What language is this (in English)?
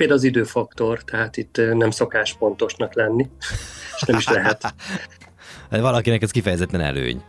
Hungarian